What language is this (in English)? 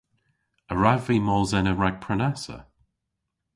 Cornish